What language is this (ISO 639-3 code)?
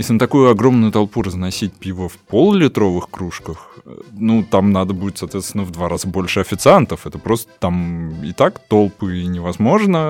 rus